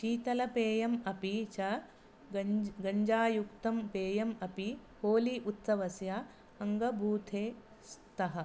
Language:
Sanskrit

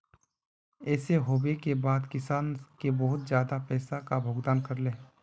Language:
Magahi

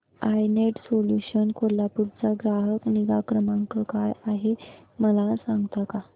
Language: Marathi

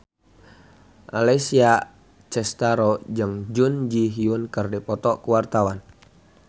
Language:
Sundanese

